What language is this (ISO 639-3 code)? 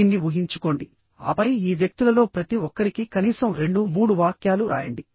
tel